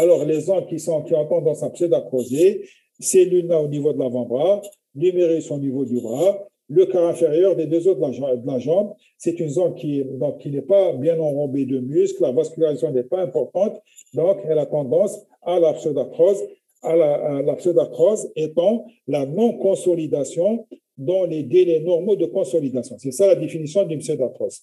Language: French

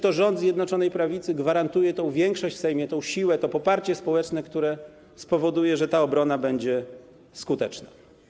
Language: Polish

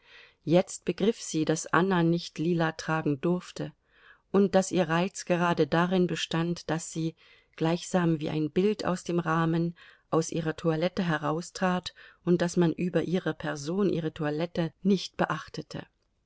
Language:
German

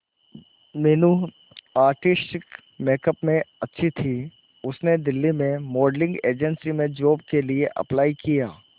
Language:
Hindi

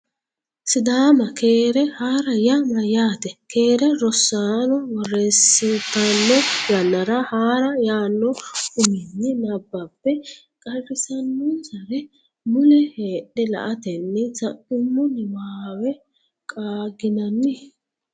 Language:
Sidamo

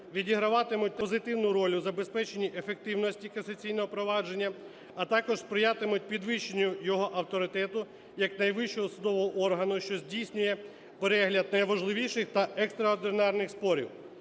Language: Ukrainian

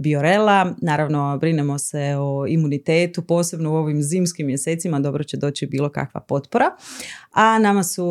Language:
Croatian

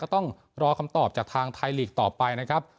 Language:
Thai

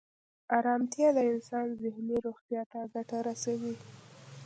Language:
Pashto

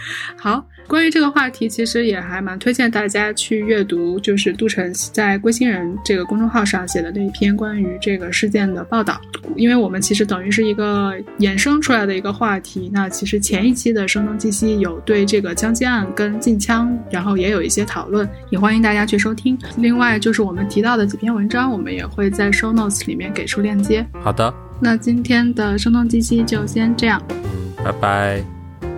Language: Chinese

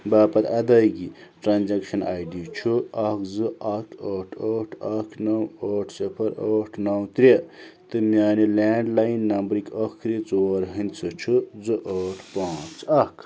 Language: Kashmiri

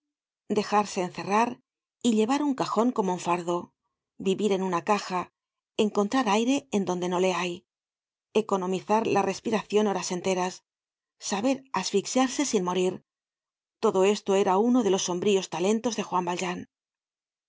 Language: Spanish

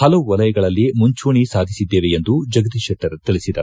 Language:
Kannada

